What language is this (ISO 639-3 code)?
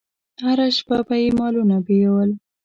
pus